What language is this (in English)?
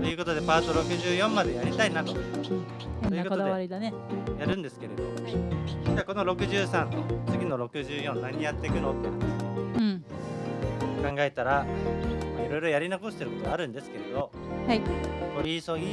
Japanese